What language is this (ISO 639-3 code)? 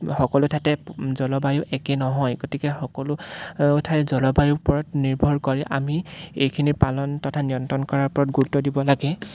asm